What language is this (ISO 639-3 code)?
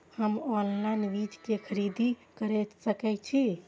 mai